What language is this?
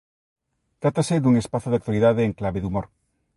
Galician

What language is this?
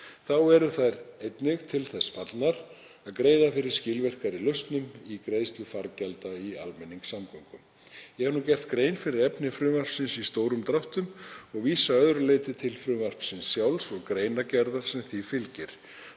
Icelandic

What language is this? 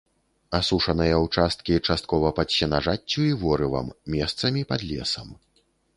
Belarusian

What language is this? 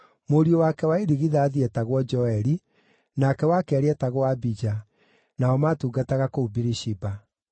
Kikuyu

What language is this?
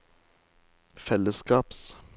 Norwegian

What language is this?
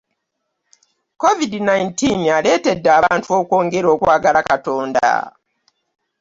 Ganda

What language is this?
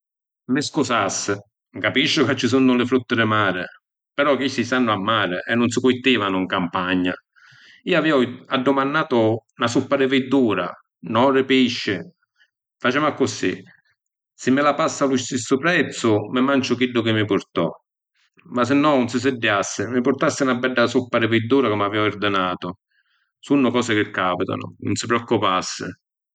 Sicilian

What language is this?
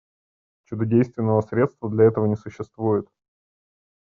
Russian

